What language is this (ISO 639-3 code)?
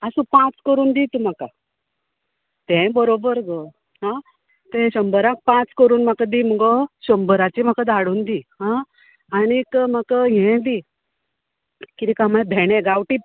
kok